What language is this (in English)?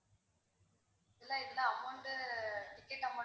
Tamil